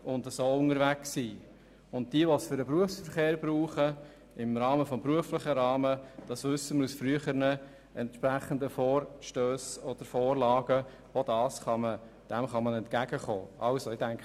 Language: Swiss German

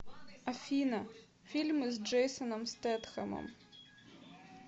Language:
Russian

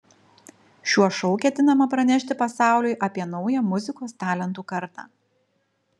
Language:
Lithuanian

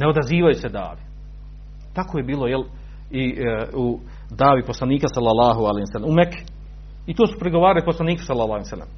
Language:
Croatian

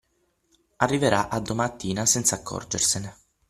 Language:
Italian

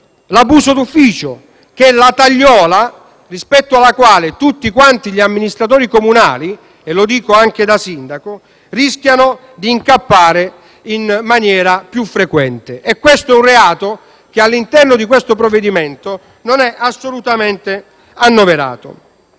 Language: Italian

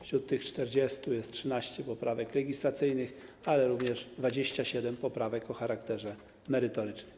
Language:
Polish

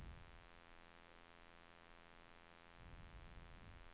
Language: Swedish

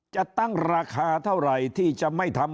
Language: Thai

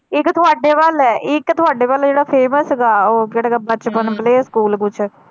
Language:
Punjabi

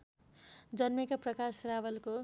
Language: Nepali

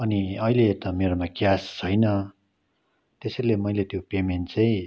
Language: Nepali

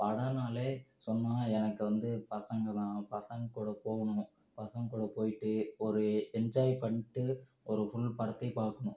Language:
Tamil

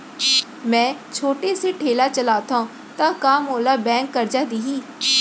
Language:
Chhattisgarhi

